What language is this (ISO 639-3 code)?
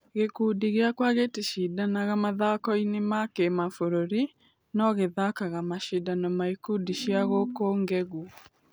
kik